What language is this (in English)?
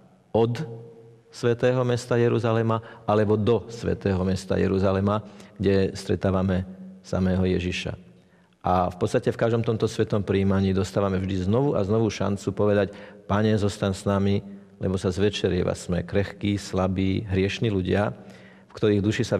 Slovak